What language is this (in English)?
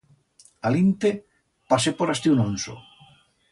Aragonese